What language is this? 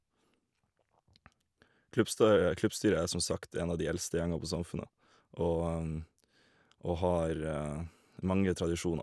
Norwegian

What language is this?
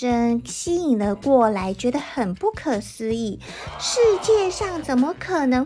Chinese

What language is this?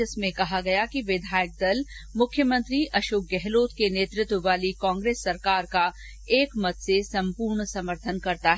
Hindi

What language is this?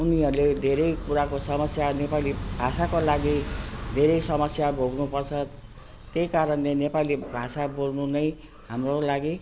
Nepali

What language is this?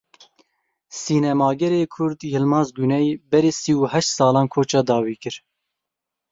Kurdish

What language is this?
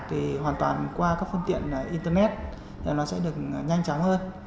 Vietnamese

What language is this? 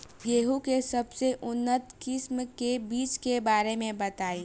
Bhojpuri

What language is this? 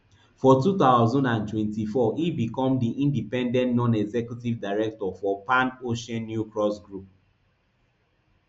Nigerian Pidgin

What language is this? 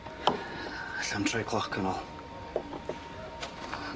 Welsh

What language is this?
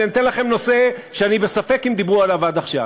Hebrew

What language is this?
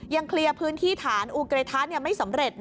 Thai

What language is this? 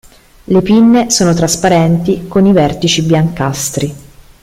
Italian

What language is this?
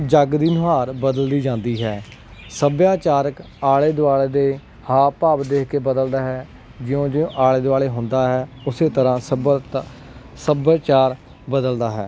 Punjabi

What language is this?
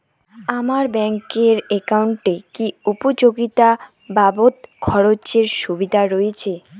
Bangla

